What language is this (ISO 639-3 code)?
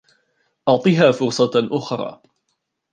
ara